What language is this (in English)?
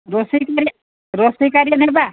Odia